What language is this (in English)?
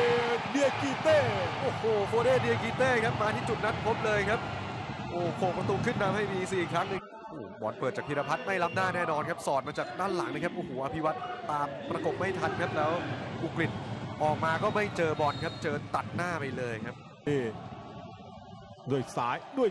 Thai